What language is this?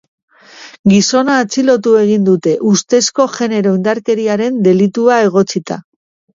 Basque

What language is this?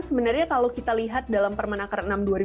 Indonesian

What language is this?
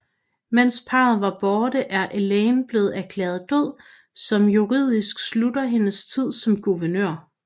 Danish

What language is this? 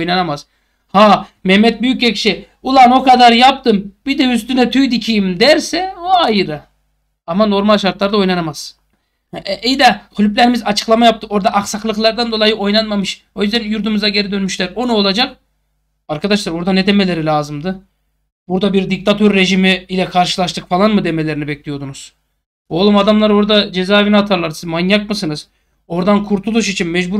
Turkish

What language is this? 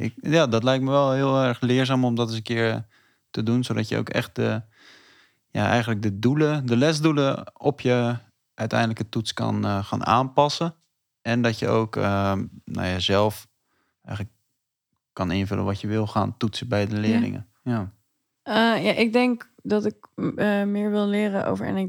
Dutch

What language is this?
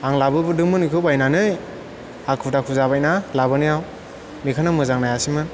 Bodo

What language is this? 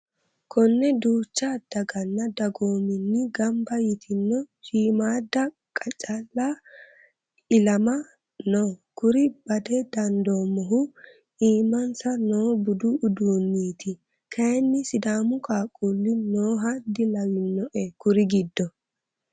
Sidamo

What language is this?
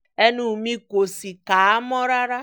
Yoruba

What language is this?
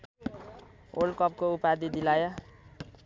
Nepali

